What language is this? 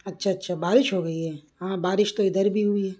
Urdu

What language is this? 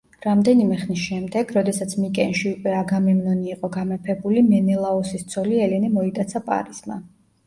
Georgian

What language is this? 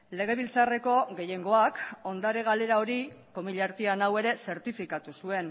Basque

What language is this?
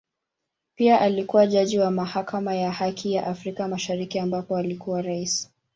Swahili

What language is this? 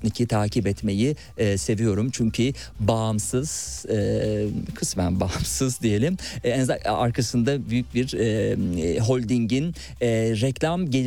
Turkish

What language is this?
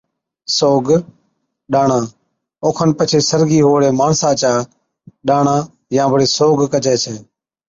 Od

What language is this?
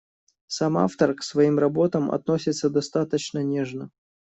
Russian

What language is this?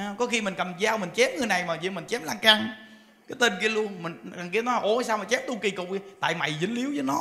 Vietnamese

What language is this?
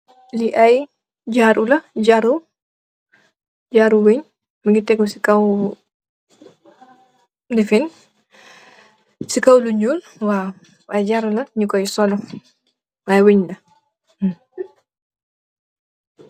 Wolof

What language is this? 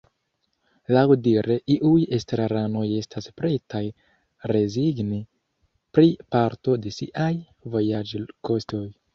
Esperanto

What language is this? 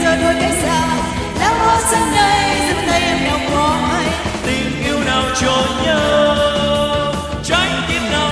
Romanian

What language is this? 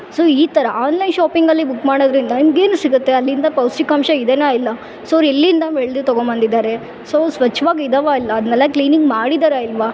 Kannada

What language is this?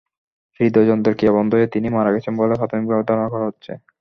Bangla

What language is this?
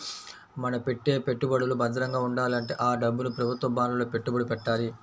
Telugu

